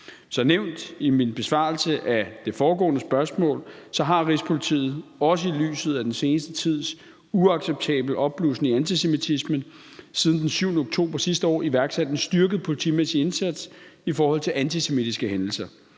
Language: Danish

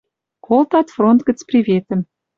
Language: Western Mari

